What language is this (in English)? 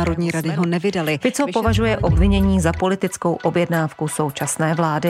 Czech